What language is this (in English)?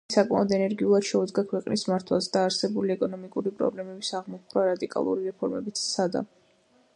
Georgian